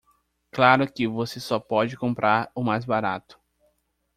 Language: Portuguese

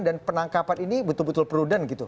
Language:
Indonesian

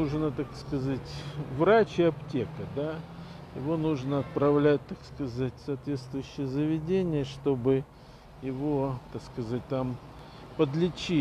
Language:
Russian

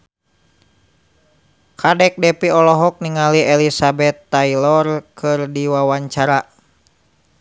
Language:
Sundanese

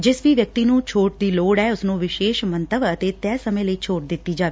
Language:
Punjabi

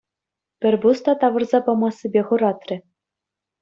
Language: Chuvash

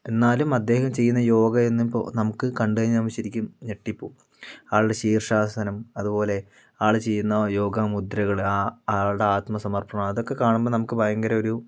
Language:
Malayalam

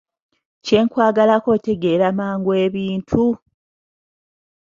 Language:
Ganda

